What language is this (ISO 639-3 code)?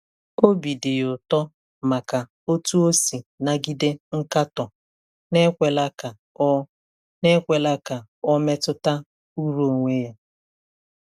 ibo